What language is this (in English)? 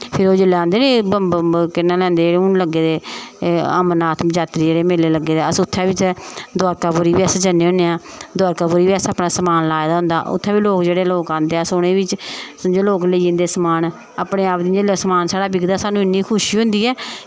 Dogri